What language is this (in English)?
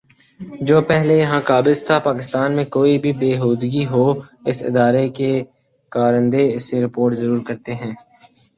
Urdu